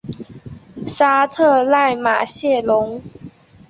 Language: Chinese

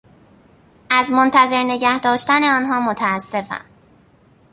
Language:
Persian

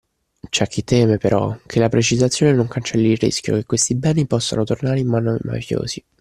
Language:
Italian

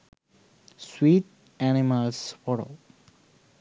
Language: Sinhala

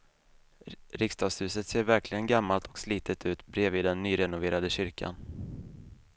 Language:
Swedish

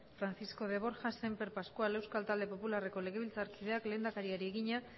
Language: Basque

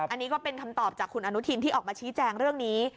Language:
Thai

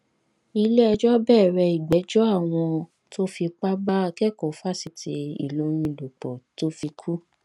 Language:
Yoruba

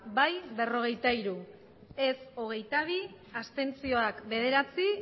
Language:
Basque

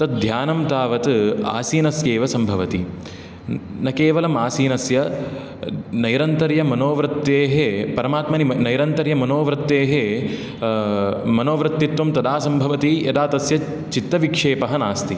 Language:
Sanskrit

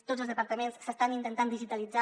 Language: Catalan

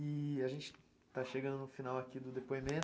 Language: Portuguese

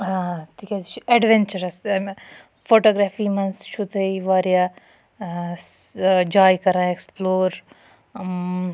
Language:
Kashmiri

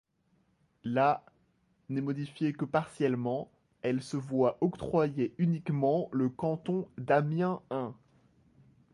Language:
French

